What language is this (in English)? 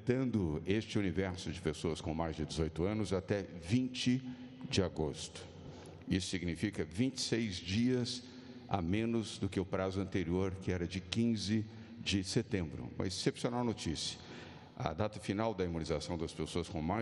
Portuguese